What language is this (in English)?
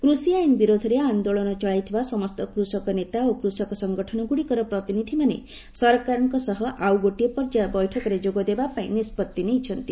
Odia